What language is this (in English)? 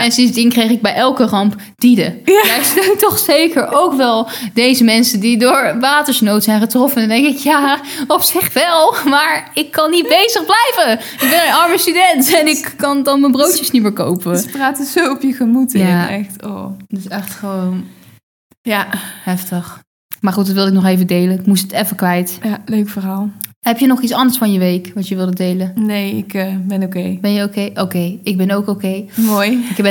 Dutch